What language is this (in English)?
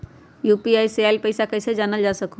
Magahi